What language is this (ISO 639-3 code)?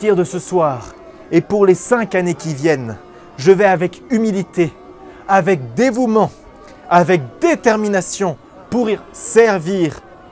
fra